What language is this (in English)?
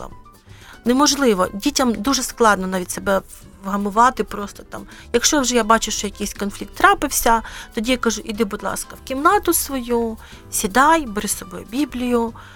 Ukrainian